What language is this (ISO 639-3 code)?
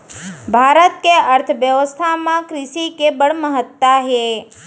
hne